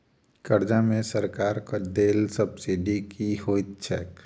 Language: Maithili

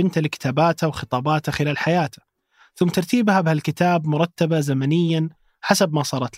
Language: Arabic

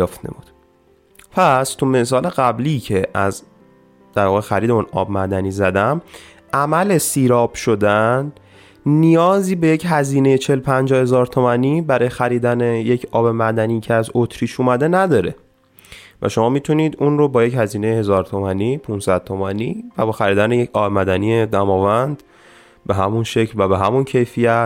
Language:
Persian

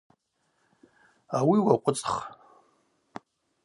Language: Abaza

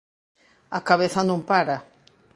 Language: Galician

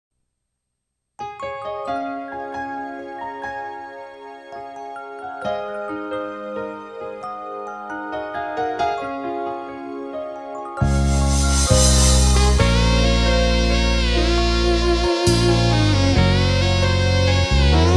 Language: Indonesian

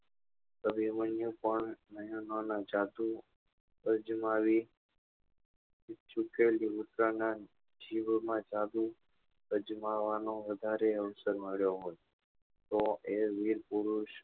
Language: Gujarati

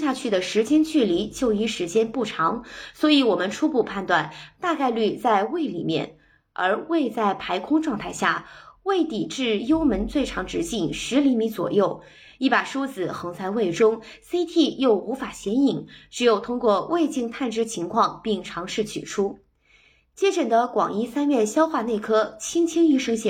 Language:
Chinese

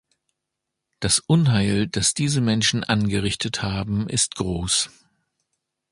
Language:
German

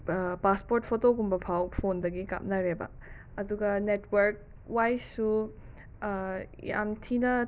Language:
Manipuri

